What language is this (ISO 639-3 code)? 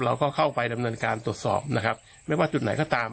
tha